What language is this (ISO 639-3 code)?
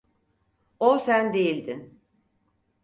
tur